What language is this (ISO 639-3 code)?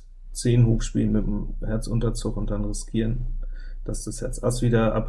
deu